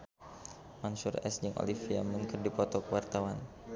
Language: Sundanese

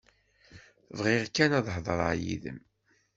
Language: Kabyle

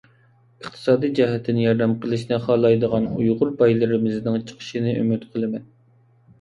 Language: Uyghur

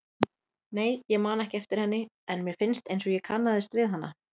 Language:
Icelandic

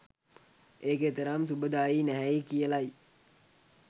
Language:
Sinhala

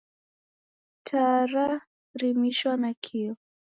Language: Taita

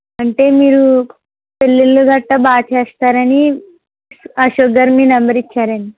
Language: Telugu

